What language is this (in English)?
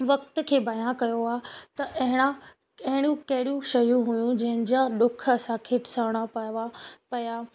Sindhi